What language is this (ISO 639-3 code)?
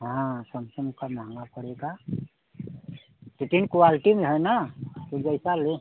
hin